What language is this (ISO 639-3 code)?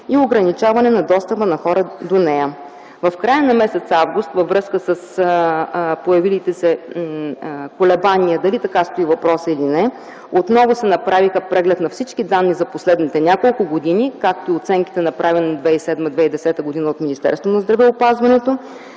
bul